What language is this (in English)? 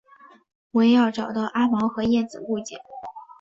Chinese